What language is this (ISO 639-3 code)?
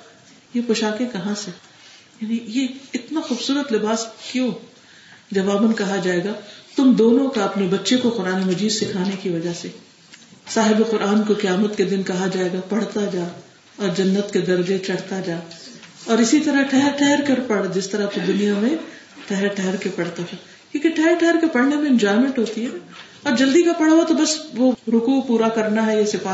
urd